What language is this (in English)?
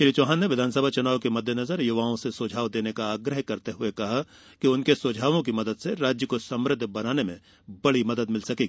Hindi